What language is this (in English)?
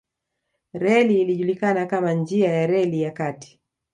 Swahili